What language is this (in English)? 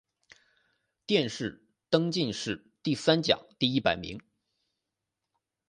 Chinese